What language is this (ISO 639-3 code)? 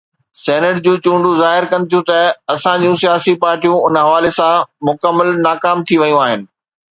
snd